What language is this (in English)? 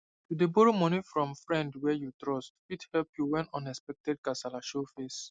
Nigerian Pidgin